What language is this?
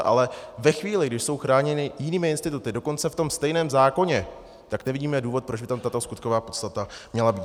Czech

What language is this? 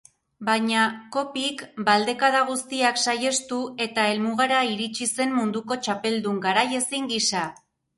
Basque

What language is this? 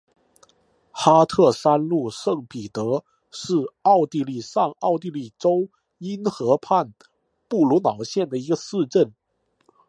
Chinese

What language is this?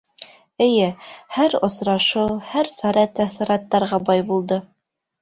Bashkir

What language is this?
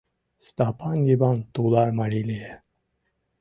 Mari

